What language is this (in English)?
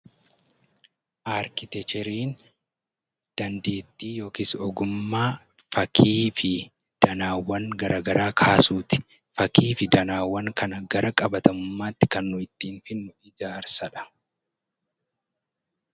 Oromo